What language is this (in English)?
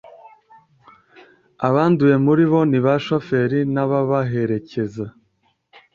Kinyarwanda